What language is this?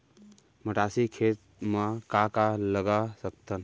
Chhattisgarhi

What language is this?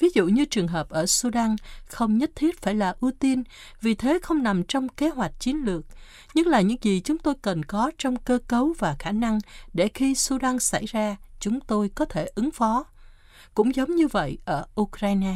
Vietnamese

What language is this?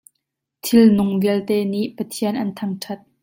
Hakha Chin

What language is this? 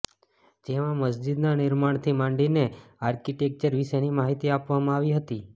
Gujarati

